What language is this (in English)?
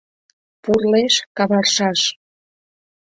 Mari